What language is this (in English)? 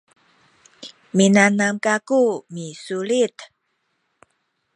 Sakizaya